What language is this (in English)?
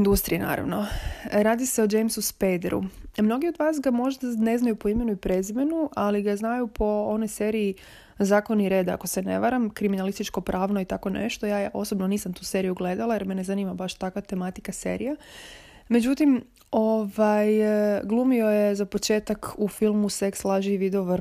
Croatian